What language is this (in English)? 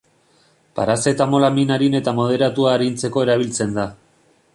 Basque